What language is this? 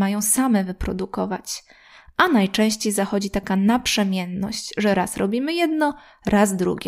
Polish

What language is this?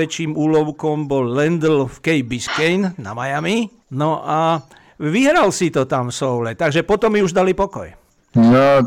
Slovak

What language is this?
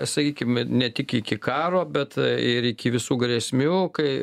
Lithuanian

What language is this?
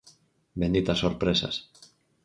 Galician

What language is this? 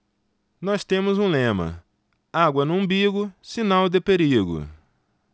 Portuguese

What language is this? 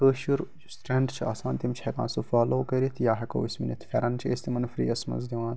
Kashmiri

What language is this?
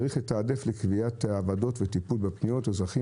Hebrew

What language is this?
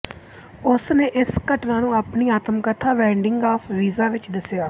Punjabi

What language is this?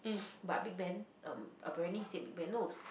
English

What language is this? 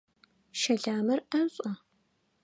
Adyghe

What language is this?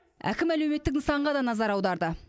Kazakh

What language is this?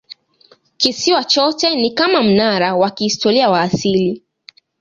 Swahili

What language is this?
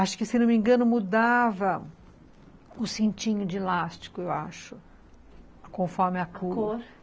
Portuguese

